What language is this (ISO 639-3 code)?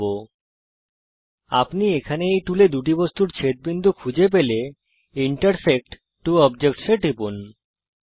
ben